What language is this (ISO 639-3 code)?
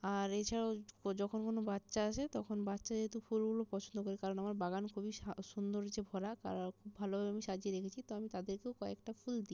ben